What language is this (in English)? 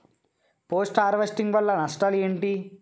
Telugu